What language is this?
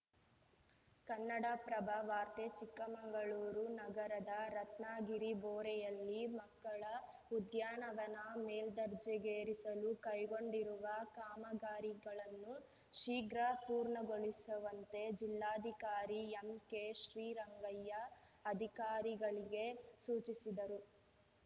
Kannada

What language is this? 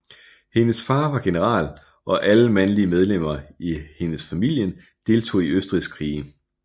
Danish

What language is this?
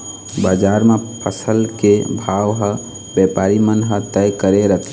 Chhattisgarhi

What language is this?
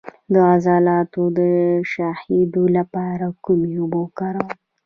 Pashto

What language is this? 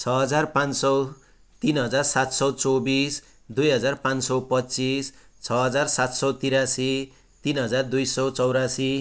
Nepali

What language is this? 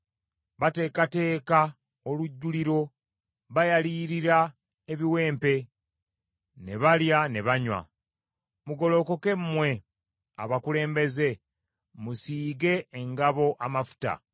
Ganda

